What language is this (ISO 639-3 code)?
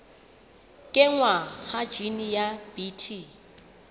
sot